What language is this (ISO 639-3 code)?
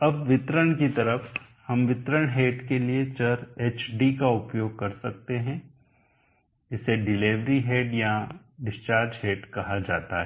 hin